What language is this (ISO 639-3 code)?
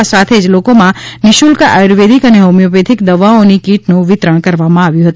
guj